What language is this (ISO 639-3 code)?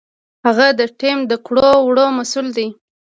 pus